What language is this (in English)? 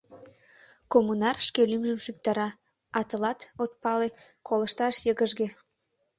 Mari